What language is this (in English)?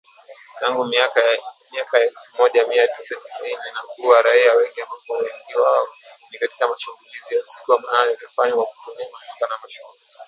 Swahili